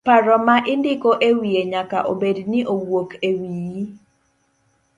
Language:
Luo (Kenya and Tanzania)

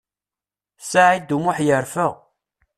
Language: Kabyle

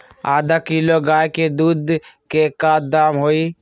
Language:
Magahi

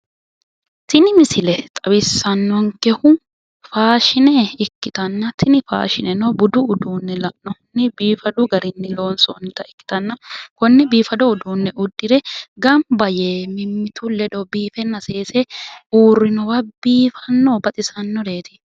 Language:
Sidamo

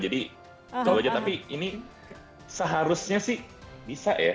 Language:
Indonesian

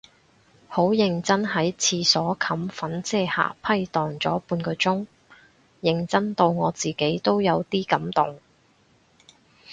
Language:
Cantonese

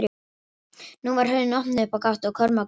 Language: Icelandic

